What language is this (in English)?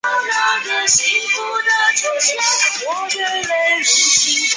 Chinese